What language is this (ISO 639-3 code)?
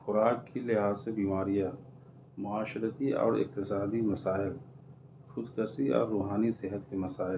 urd